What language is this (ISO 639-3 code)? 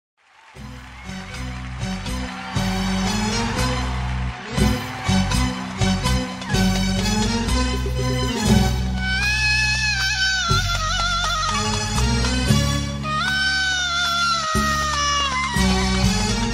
ara